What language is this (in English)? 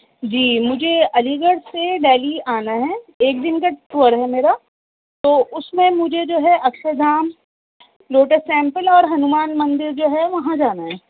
Urdu